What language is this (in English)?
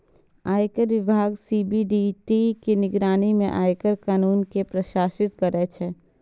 Maithili